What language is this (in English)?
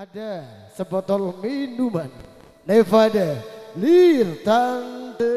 Indonesian